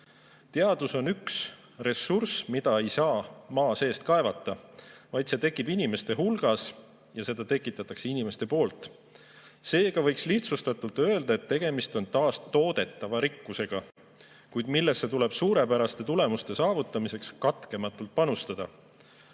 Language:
Estonian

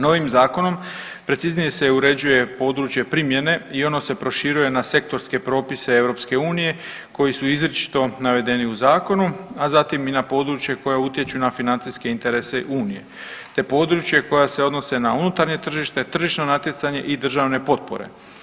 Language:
Croatian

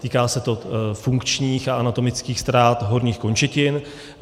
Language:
Czech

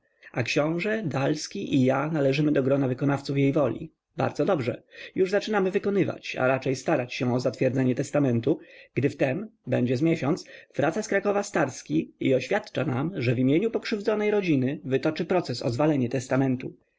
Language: Polish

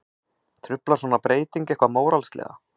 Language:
Icelandic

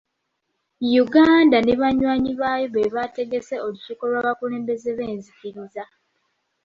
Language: Ganda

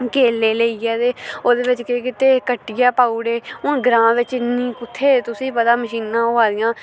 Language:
Dogri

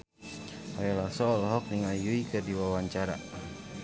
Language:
Sundanese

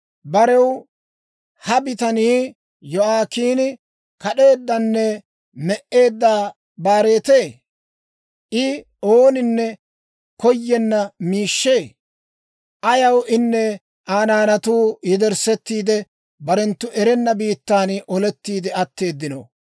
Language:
Dawro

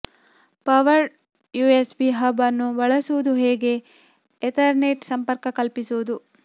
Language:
Kannada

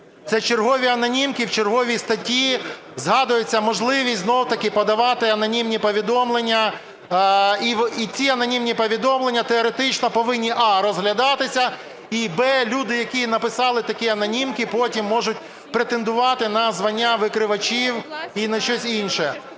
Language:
Ukrainian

